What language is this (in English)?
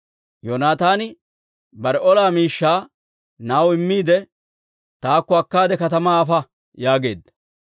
Dawro